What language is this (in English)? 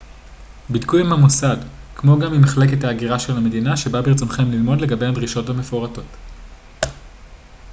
Hebrew